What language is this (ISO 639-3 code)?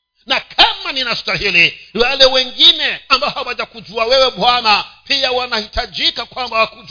swa